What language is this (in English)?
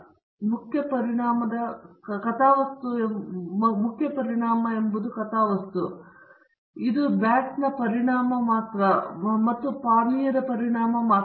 Kannada